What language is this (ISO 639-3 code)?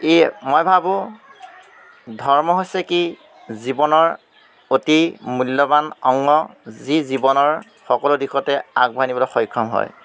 asm